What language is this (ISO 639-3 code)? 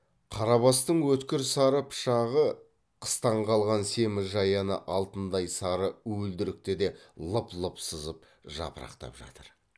kaz